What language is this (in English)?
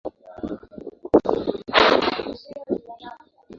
Swahili